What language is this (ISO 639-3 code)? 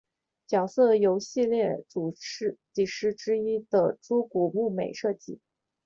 zho